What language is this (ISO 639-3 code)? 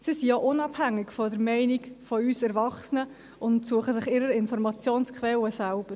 gsw